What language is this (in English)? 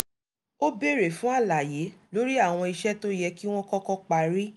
Yoruba